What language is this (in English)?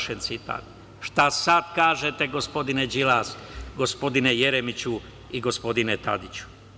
Serbian